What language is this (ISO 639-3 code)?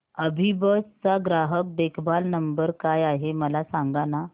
mar